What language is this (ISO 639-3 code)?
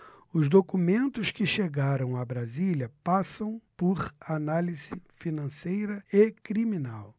por